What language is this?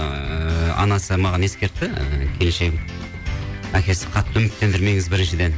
Kazakh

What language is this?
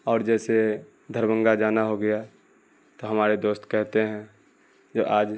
Urdu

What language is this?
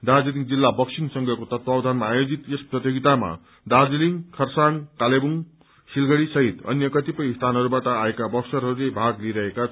Nepali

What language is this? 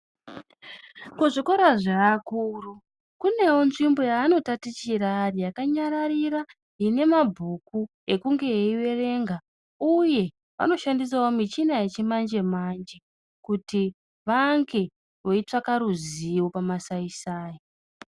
Ndau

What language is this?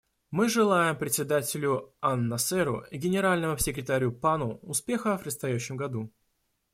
Russian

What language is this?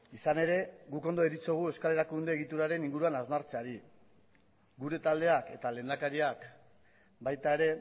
Basque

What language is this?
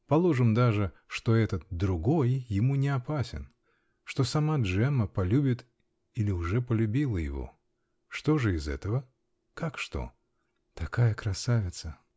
Russian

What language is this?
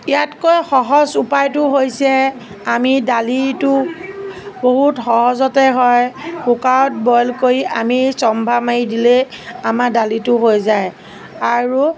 Assamese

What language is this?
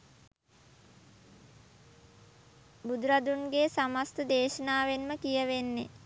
Sinhala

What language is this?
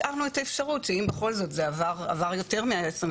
Hebrew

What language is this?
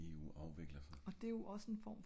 Danish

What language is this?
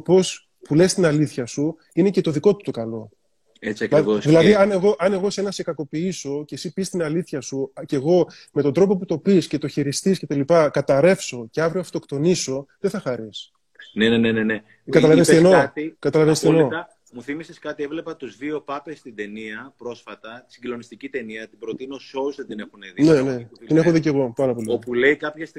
Greek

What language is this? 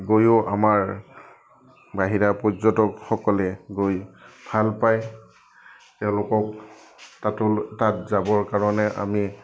Assamese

